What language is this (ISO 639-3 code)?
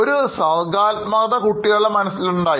mal